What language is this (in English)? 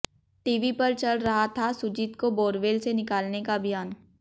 Hindi